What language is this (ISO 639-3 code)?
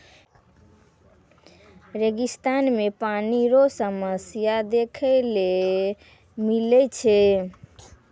mai